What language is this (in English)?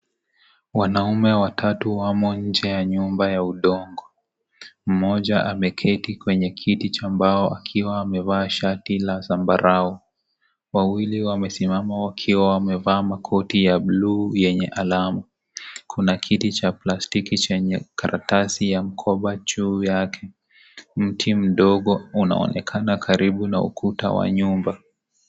Swahili